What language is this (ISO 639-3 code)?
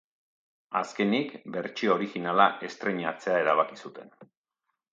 eus